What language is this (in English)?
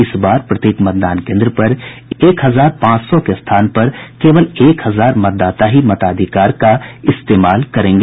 Hindi